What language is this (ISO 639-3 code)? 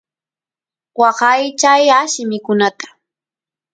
qus